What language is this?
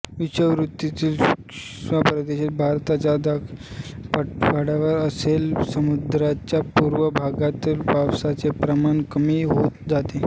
Marathi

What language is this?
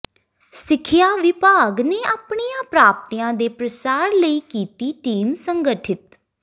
Punjabi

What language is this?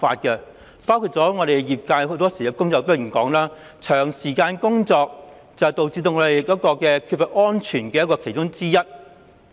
Cantonese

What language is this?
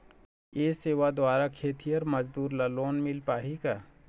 Chhattisgarhi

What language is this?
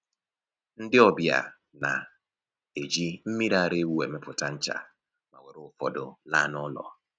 Igbo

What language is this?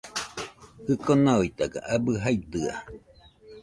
Nüpode Huitoto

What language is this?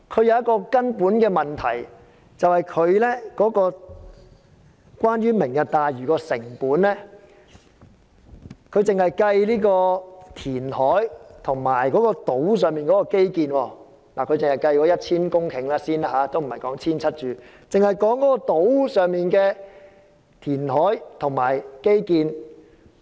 Cantonese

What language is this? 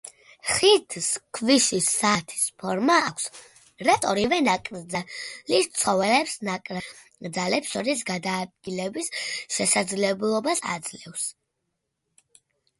Georgian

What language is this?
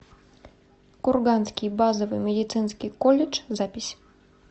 Russian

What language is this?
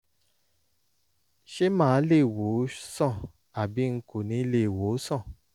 Yoruba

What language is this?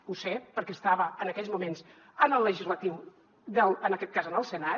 Catalan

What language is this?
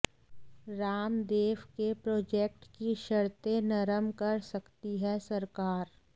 Hindi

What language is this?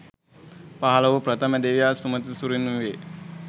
Sinhala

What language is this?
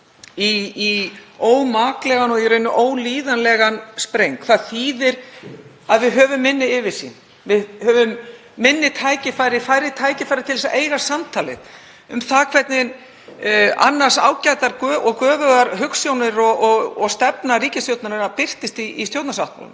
Icelandic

